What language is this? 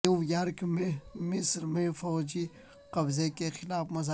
Urdu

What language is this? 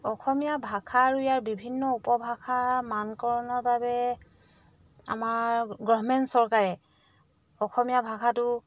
Assamese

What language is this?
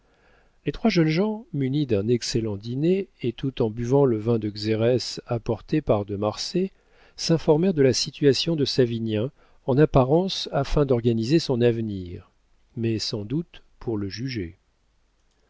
French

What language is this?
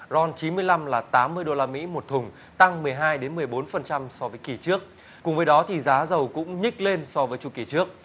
Vietnamese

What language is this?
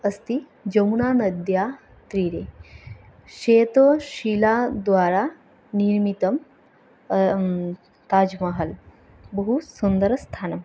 Sanskrit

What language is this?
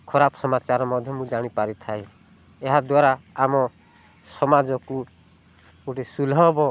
Odia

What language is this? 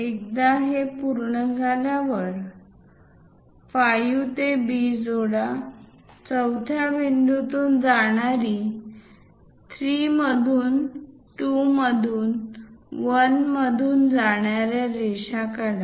Marathi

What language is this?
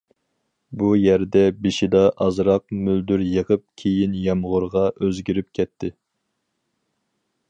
Uyghur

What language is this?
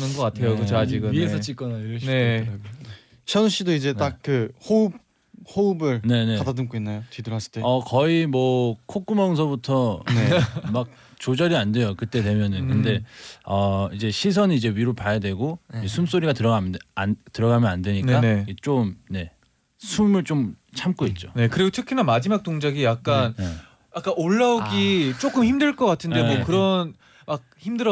Korean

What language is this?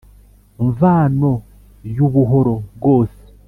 Kinyarwanda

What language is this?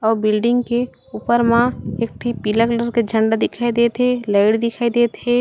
Chhattisgarhi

